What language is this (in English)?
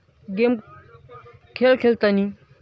Marathi